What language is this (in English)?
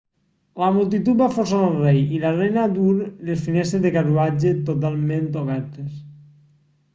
Catalan